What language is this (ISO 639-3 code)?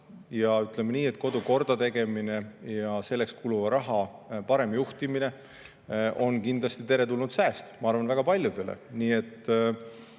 est